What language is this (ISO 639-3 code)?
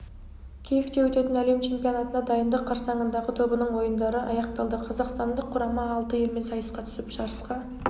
kaz